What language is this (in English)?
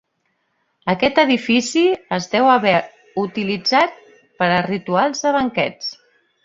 Catalan